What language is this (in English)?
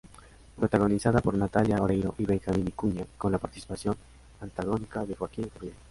Spanish